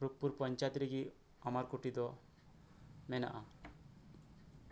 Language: Santali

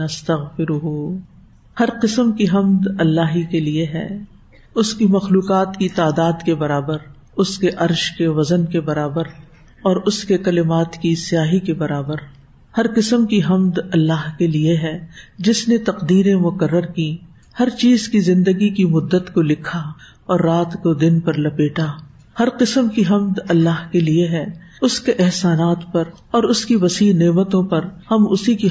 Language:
Urdu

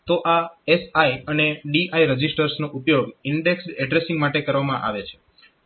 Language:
Gujarati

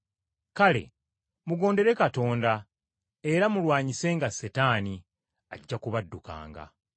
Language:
Ganda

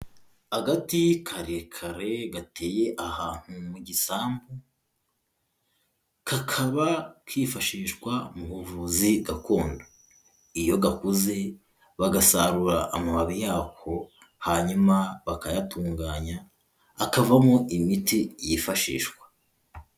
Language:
Kinyarwanda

